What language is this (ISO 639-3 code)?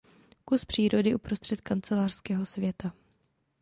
ces